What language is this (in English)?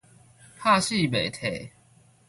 Min Nan Chinese